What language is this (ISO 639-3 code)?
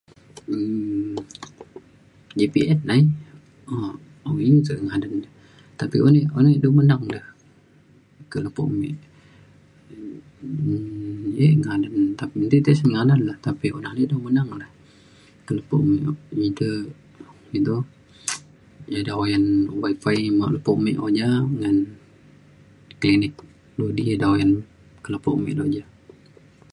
xkl